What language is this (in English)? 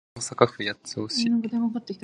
Japanese